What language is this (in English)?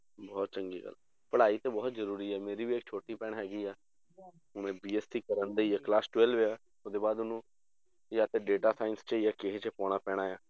Punjabi